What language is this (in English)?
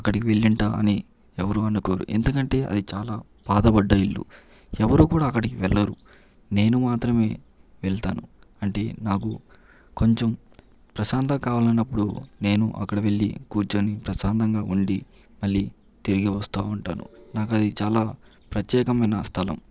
Telugu